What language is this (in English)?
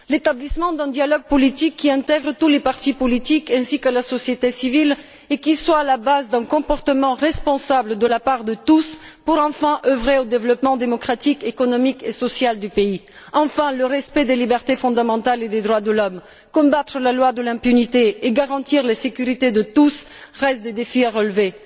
French